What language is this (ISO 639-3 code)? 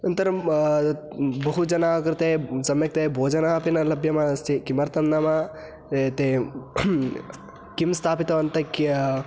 san